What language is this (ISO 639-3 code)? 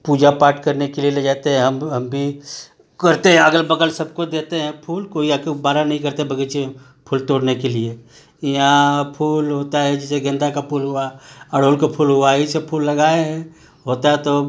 hin